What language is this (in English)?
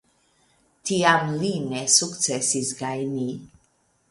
Esperanto